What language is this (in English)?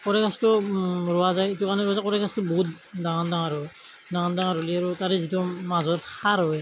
Assamese